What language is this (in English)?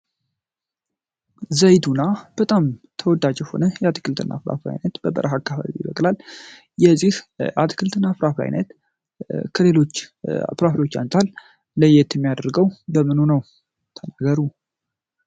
Amharic